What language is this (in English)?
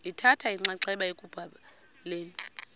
Xhosa